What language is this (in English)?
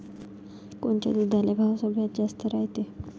Marathi